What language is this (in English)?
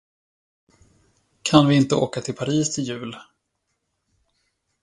Swedish